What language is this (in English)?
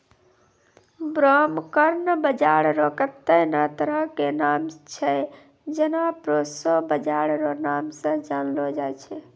Maithili